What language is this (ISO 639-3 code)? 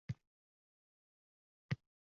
uzb